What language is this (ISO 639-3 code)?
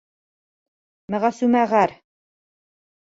bak